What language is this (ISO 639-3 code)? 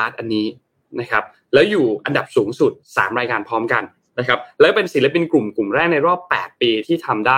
tha